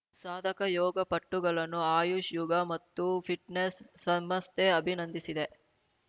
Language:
Kannada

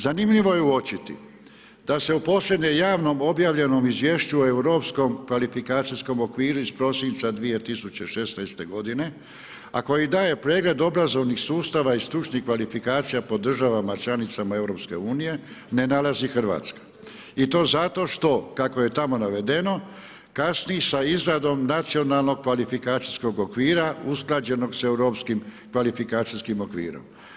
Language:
Croatian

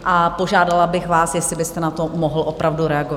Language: Czech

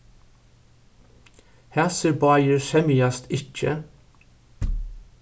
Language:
Faroese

